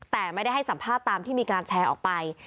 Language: Thai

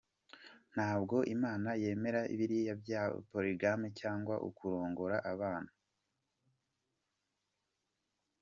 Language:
Kinyarwanda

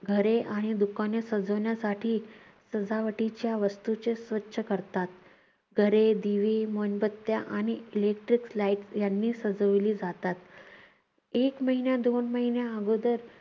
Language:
Marathi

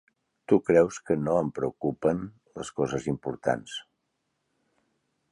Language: Catalan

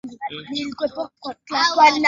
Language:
Swahili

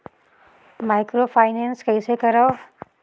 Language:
Chhattisgarhi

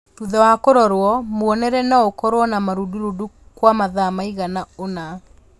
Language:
Kikuyu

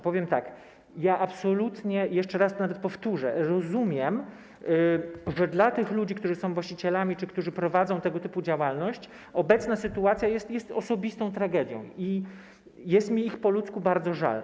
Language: Polish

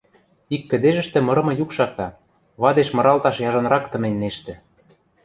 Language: Western Mari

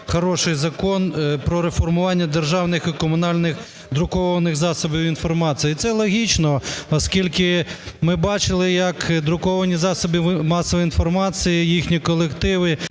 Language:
Ukrainian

